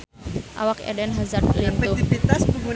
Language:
Sundanese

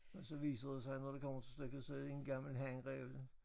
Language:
Danish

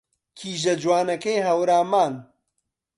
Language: Central Kurdish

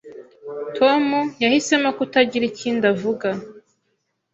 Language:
Kinyarwanda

